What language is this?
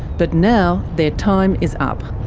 English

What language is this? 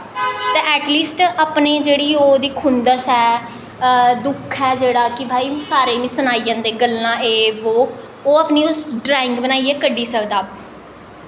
Dogri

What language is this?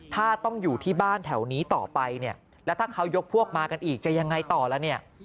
Thai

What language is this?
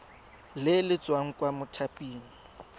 Tswana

